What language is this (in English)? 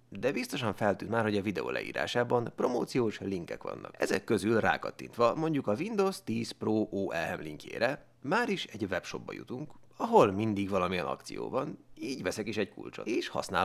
Hungarian